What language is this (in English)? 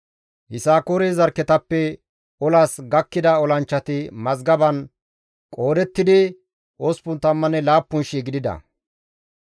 Gamo